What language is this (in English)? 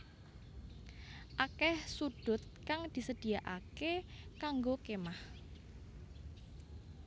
Javanese